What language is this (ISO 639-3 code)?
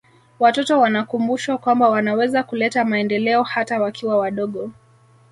swa